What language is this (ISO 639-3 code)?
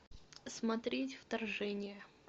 rus